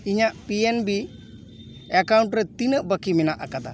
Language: Santali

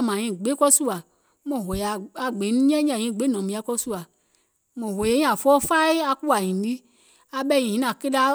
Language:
Gola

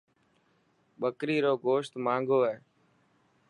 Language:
Dhatki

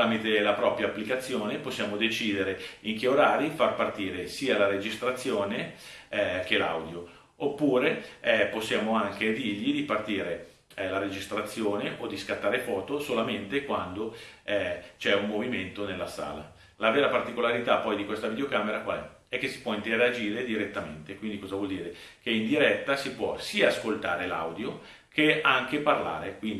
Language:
Italian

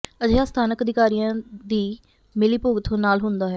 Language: Punjabi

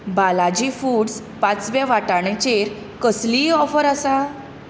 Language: Konkani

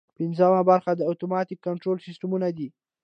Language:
Pashto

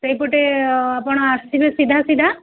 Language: Odia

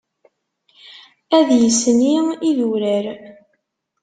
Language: Kabyle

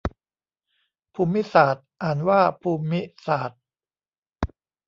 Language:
Thai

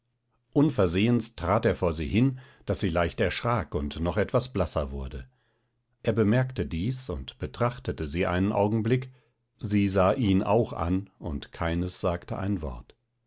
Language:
German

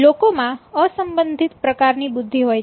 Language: Gujarati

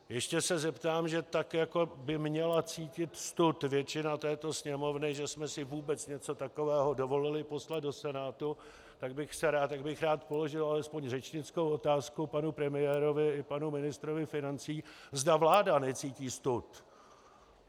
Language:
Czech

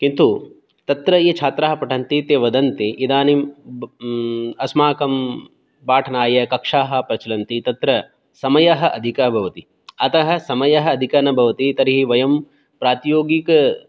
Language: Sanskrit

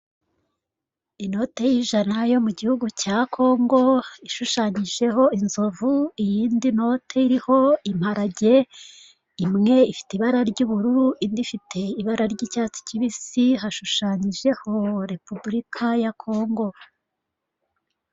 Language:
Kinyarwanda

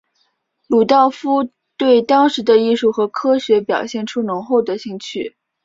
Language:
Chinese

